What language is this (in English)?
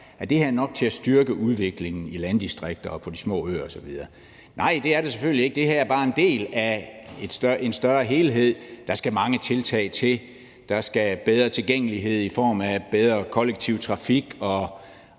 Danish